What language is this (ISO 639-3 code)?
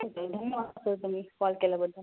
mar